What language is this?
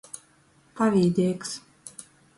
Latgalian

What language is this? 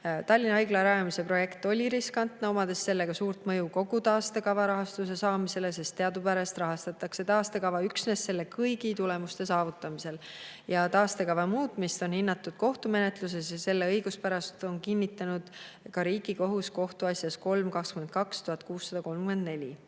Estonian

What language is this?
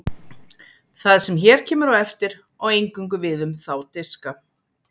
Icelandic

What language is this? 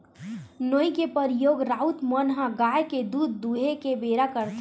Chhattisgarhi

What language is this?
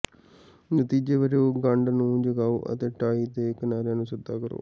Punjabi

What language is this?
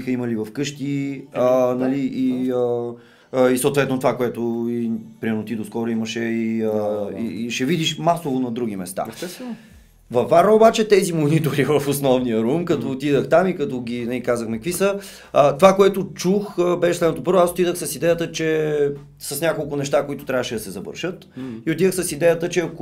Bulgarian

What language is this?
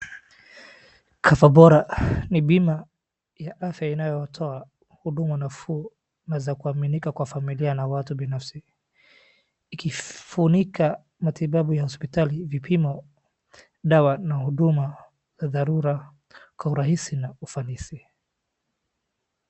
Swahili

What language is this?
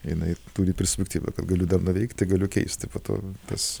Lithuanian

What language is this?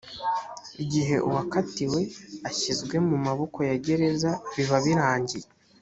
Kinyarwanda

